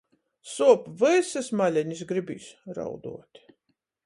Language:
Latgalian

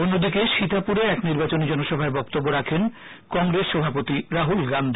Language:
Bangla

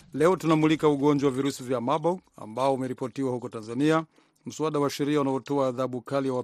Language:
Swahili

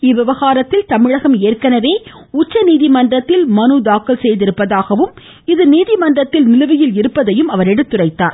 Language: Tamil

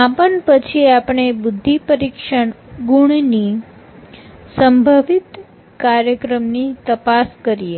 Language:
Gujarati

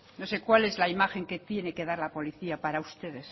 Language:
Spanish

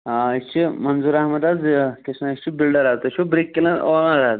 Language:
Kashmiri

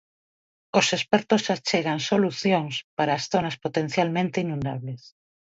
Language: Galician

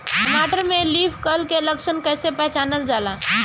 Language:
Bhojpuri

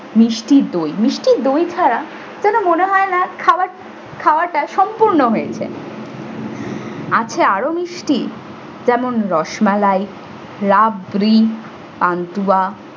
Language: Bangla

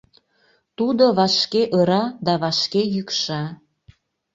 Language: Mari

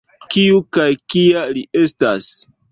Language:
Esperanto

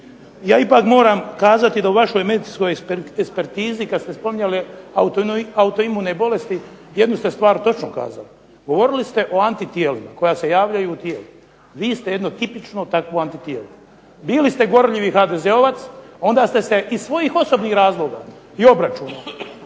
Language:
Croatian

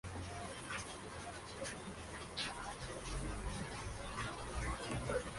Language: Spanish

